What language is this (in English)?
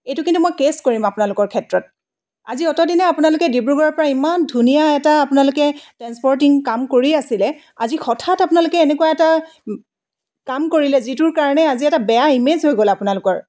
Assamese